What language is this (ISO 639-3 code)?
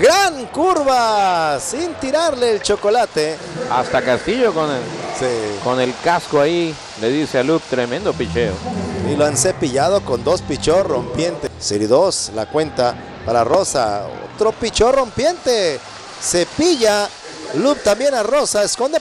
spa